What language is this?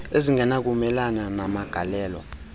Xhosa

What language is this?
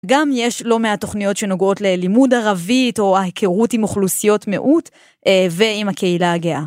Hebrew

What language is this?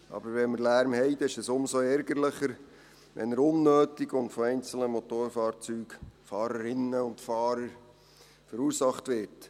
Swiss German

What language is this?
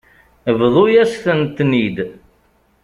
Kabyle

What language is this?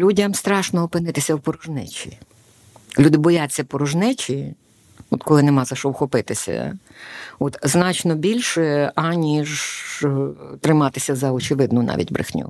Ukrainian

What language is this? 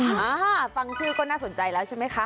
Thai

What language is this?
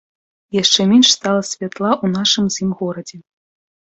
Belarusian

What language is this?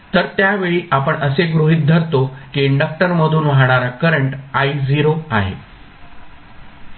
Marathi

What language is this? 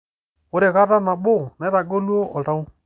Masai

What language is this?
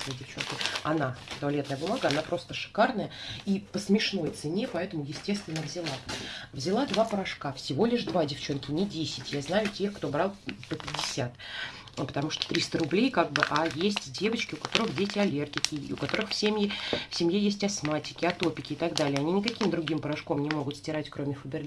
Russian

